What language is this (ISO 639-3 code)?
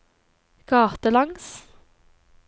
nor